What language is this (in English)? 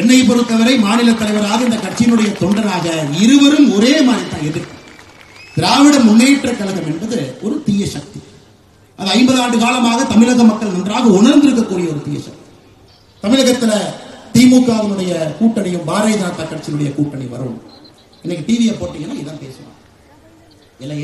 Tamil